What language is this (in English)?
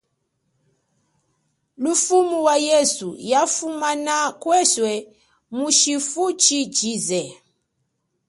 Chokwe